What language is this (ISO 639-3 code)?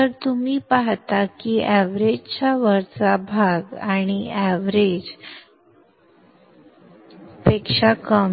mar